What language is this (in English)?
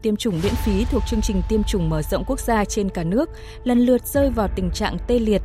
Vietnamese